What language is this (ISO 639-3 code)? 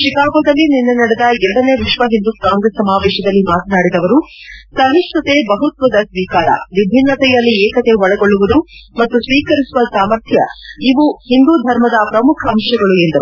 kan